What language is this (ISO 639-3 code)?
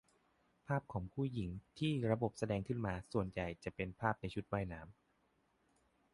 tha